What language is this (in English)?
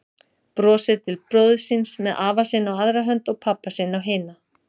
Icelandic